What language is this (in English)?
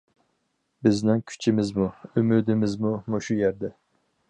Uyghur